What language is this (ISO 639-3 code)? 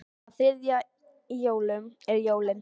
isl